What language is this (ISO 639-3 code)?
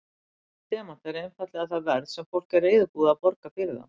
isl